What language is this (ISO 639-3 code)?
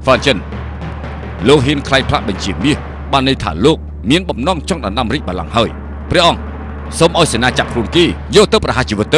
tha